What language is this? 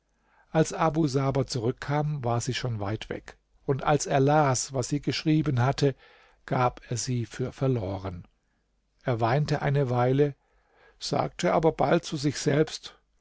German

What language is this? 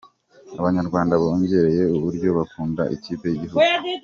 Kinyarwanda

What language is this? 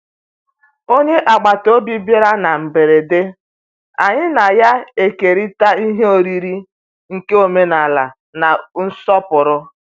Igbo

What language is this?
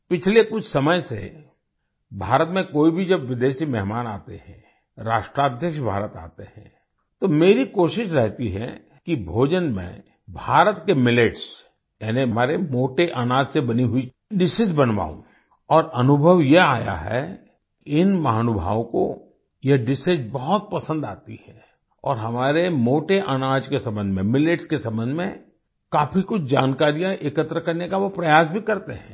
Hindi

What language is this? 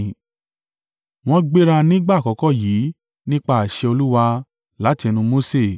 Yoruba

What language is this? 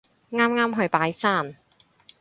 Cantonese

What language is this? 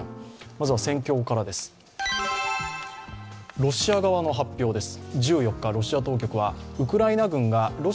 Japanese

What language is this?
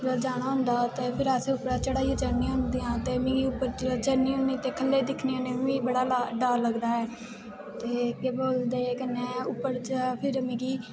Dogri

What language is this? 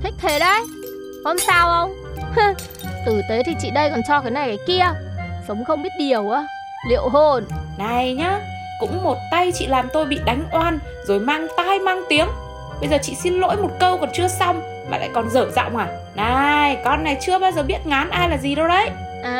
Vietnamese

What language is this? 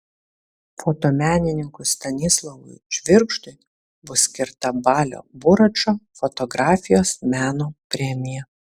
Lithuanian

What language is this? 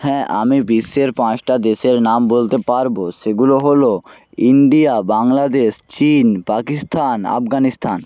Bangla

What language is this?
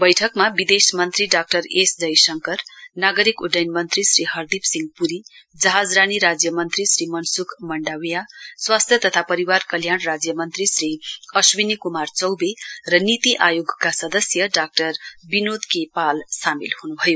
Nepali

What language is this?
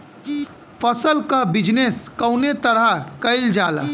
Bhojpuri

